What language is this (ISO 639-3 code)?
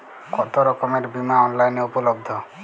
ben